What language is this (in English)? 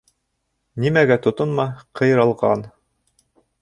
Bashkir